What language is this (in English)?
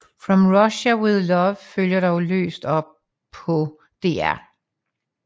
Danish